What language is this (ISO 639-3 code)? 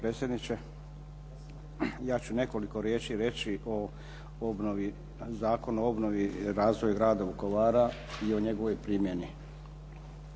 hrv